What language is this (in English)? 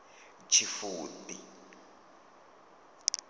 Venda